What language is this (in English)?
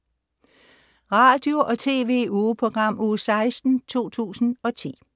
Danish